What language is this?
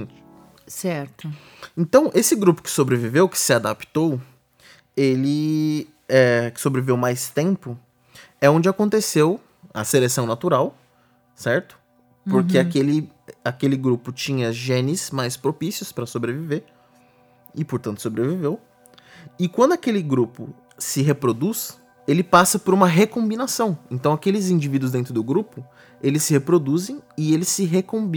Portuguese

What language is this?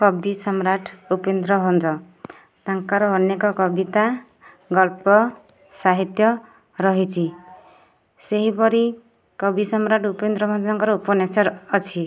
Odia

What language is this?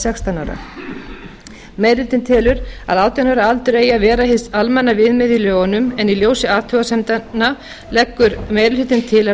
Icelandic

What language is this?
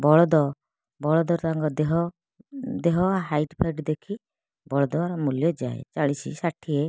Odia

